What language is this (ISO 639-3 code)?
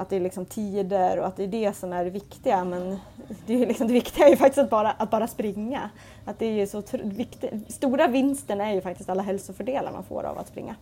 swe